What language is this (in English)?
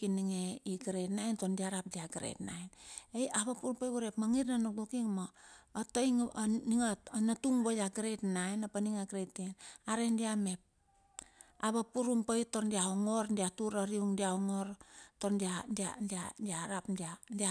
Bilur